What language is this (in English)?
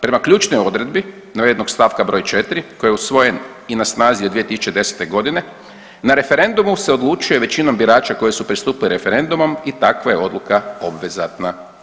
Croatian